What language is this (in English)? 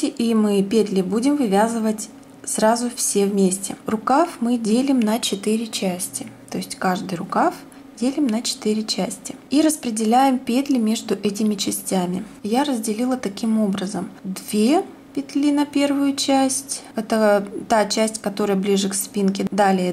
Russian